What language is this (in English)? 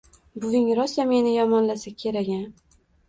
Uzbek